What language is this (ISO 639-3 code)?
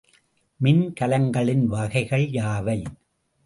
tam